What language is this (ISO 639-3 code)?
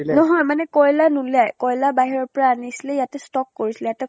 asm